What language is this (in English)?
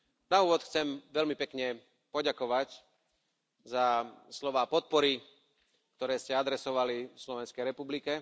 Slovak